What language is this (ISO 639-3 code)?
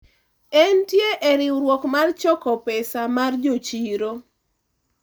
luo